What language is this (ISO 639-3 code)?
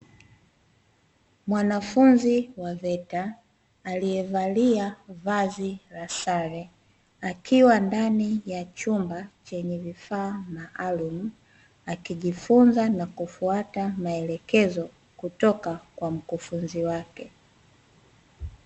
swa